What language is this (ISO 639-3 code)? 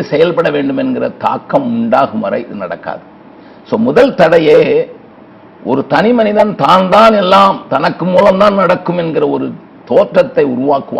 tam